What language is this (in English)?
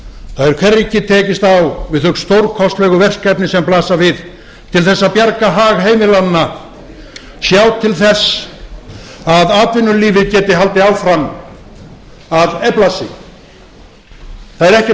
Icelandic